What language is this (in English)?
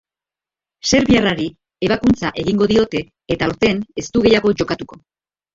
Basque